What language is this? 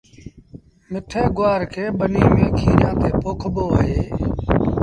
Sindhi Bhil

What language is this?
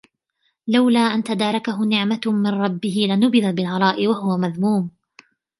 Arabic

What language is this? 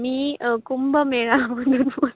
Marathi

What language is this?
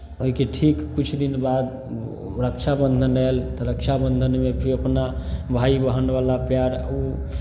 Maithili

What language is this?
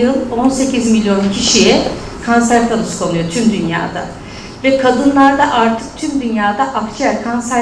Turkish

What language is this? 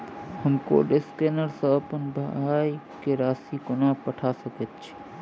Maithili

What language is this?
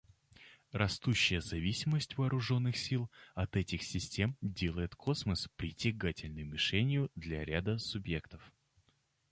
Russian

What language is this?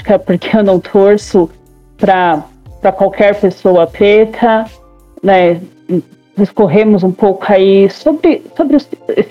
Portuguese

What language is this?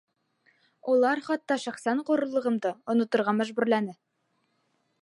Bashkir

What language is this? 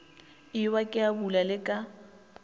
Northern Sotho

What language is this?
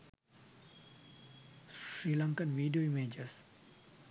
Sinhala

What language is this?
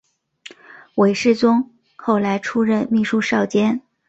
Chinese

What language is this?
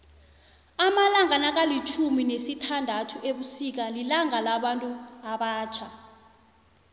South Ndebele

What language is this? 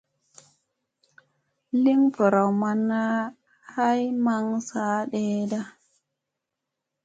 Musey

